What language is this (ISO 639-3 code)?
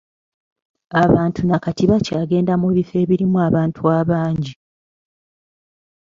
lug